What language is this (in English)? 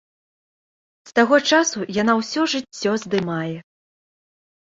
Belarusian